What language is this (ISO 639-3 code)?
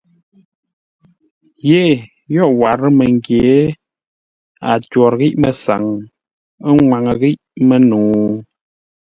nla